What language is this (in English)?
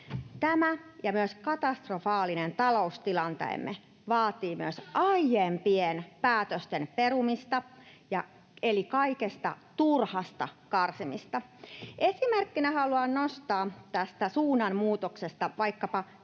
Finnish